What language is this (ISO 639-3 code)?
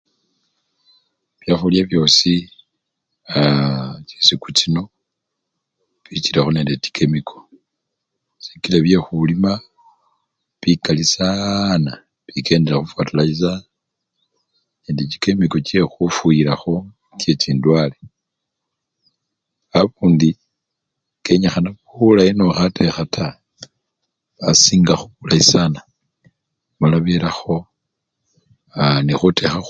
luy